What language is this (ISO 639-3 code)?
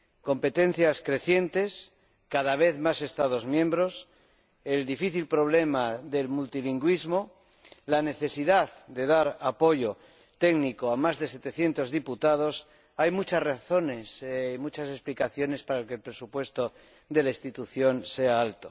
spa